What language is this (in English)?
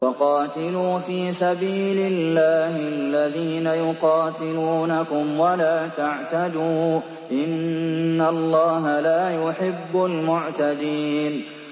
Arabic